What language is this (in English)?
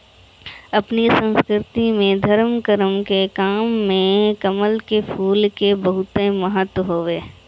Bhojpuri